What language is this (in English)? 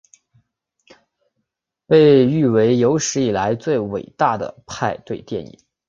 Chinese